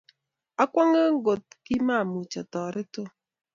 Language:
Kalenjin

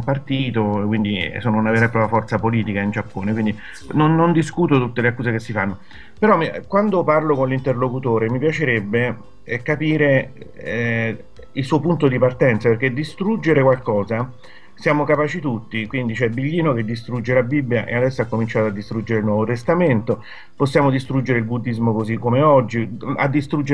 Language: Italian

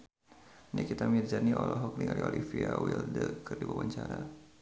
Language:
Sundanese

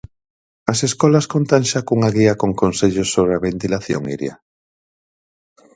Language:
Galician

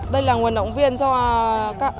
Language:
Vietnamese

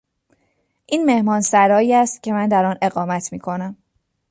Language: Persian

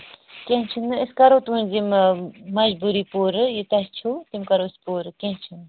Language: Kashmiri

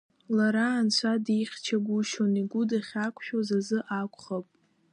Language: Abkhazian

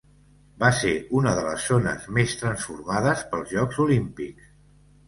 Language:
Catalan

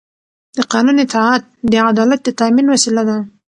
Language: Pashto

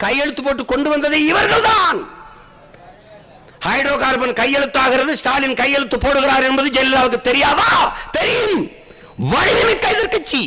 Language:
Tamil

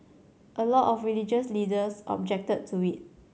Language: English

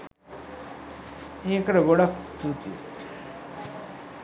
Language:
Sinhala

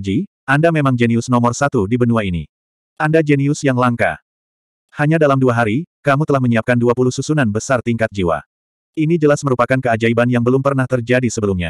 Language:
Indonesian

